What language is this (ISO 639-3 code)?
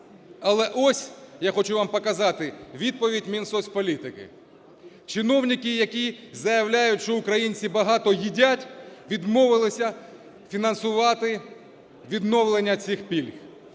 ukr